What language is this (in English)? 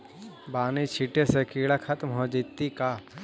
Magahi